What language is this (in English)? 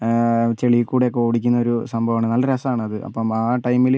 Malayalam